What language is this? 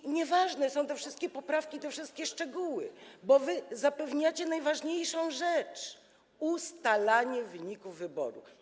Polish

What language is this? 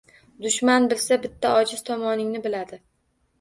Uzbek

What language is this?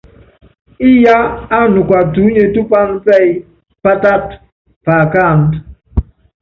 Yangben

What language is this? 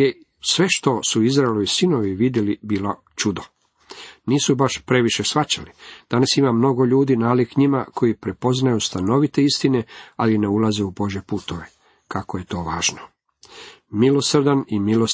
Croatian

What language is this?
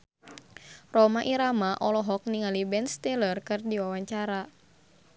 Sundanese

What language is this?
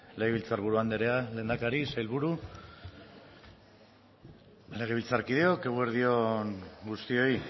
Basque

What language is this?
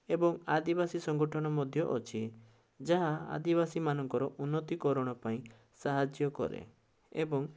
Odia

